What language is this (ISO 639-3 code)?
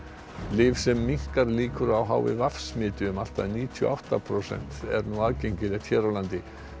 isl